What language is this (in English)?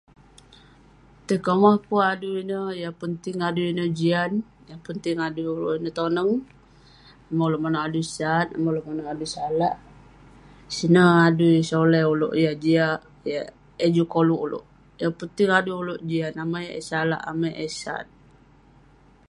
Western Penan